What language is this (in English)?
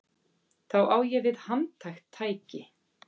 Icelandic